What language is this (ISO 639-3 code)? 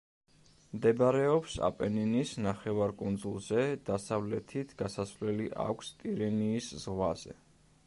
kat